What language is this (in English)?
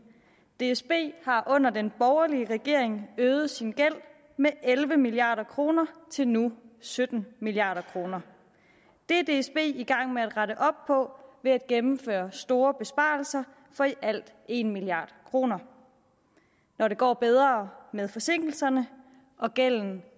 Danish